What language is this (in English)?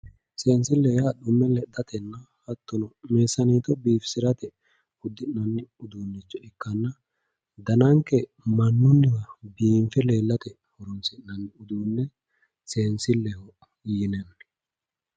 Sidamo